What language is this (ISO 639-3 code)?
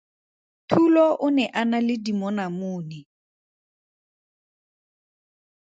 tsn